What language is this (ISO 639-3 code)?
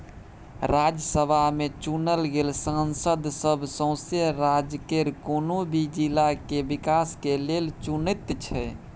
mai